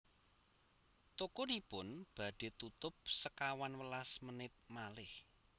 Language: Javanese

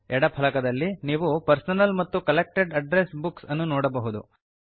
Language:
Kannada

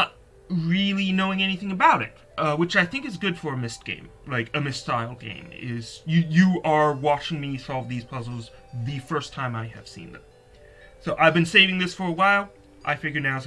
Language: English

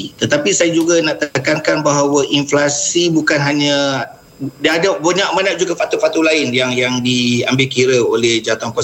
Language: Malay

